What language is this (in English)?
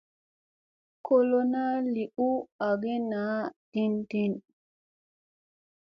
Musey